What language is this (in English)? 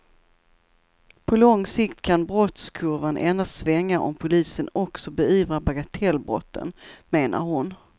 Swedish